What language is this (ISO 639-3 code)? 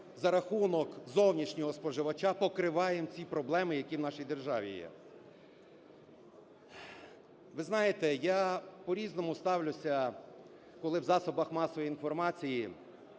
ukr